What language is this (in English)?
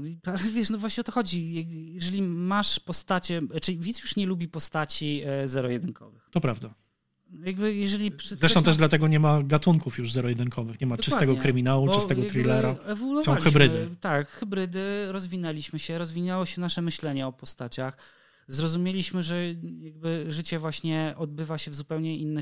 Polish